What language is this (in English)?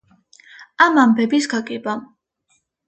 Georgian